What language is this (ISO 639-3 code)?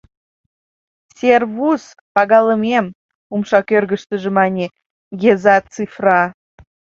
chm